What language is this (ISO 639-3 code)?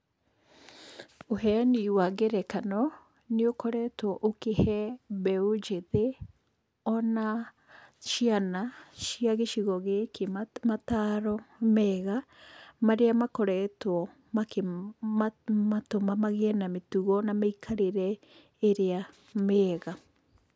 kik